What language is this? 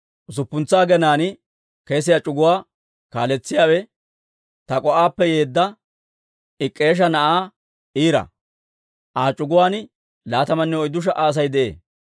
Dawro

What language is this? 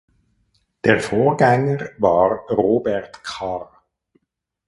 German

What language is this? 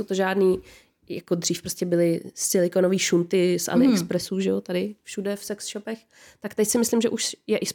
Czech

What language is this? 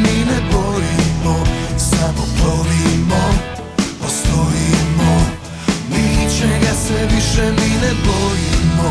Croatian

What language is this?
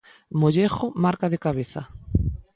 Galician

